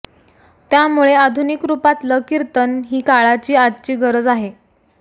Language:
Marathi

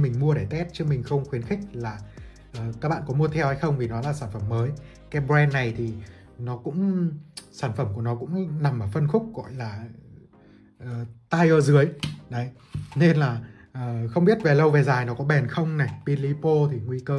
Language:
Vietnamese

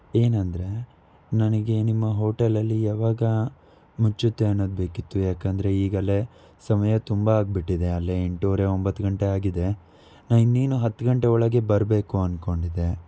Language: Kannada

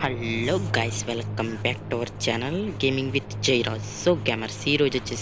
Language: Romanian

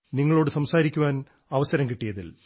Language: Malayalam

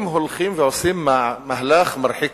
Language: Hebrew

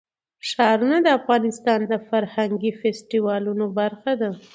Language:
Pashto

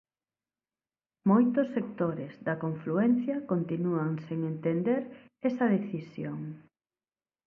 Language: Galician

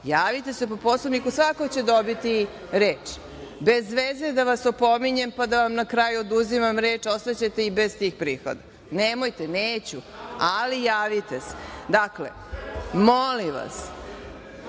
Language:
Serbian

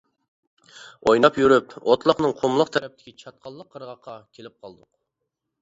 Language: Uyghur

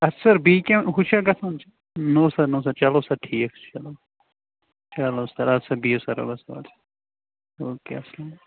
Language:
Kashmiri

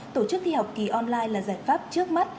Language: Vietnamese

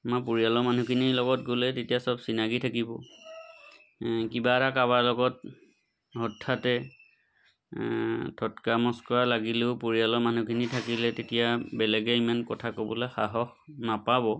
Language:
Assamese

